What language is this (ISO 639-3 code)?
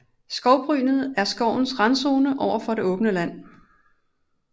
dan